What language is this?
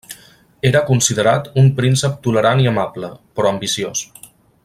Catalan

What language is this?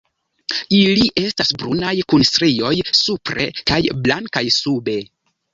Esperanto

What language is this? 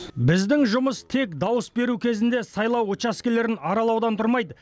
Kazakh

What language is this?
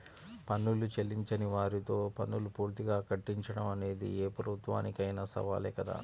Telugu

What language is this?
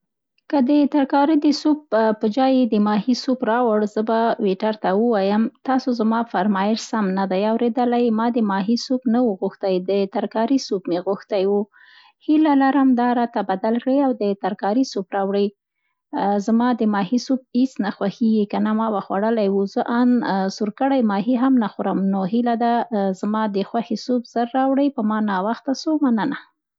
Central Pashto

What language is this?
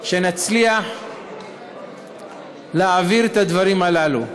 Hebrew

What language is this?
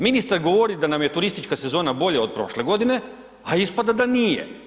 Croatian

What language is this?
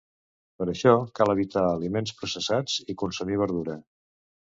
Catalan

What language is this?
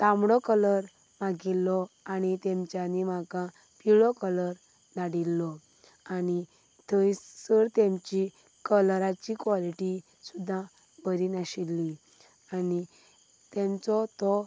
Konkani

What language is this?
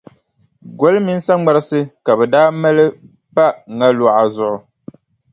Dagbani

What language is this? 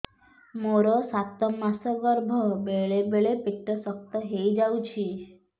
Odia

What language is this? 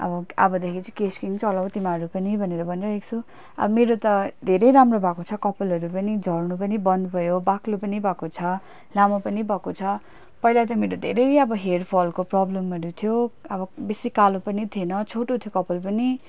Nepali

